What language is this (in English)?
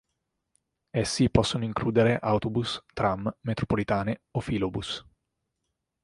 Italian